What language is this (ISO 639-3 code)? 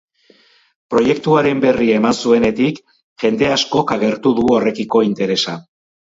eus